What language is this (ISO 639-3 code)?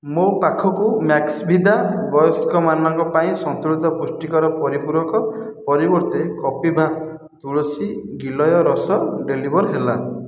ori